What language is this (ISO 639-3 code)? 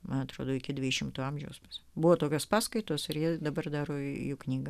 lit